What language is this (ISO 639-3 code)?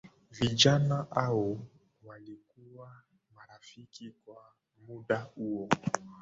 swa